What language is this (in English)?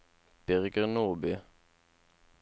Norwegian